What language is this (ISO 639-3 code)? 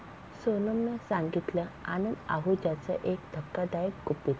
mar